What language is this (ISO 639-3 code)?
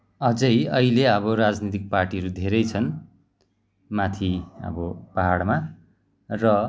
nep